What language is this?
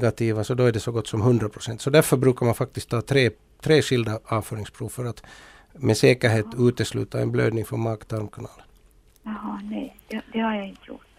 Swedish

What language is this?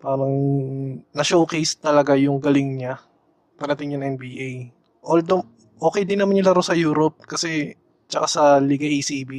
Filipino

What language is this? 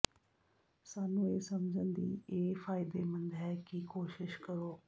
Punjabi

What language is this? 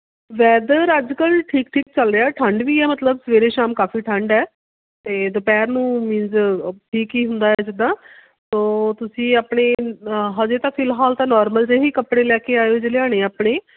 Punjabi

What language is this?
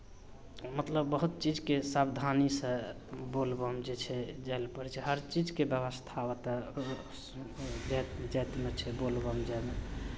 Maithili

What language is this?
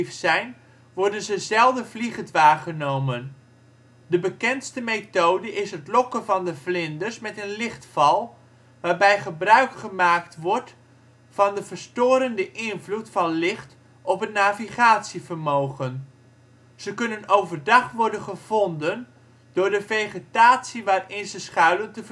Dutch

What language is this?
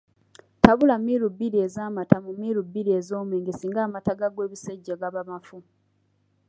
Ganda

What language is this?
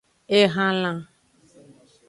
Aja (Benin)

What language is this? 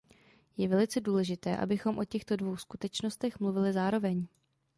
Czech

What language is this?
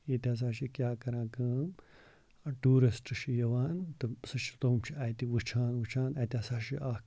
Kashmiri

